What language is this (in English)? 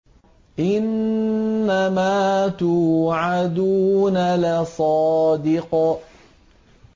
Arabic